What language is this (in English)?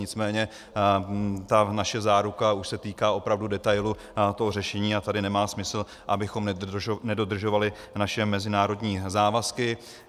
Czech